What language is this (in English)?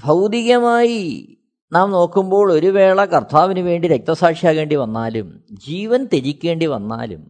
Malayalam